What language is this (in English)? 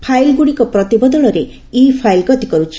Odia